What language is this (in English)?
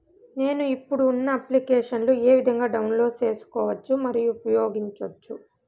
Telugu